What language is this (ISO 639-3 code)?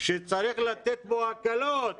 heb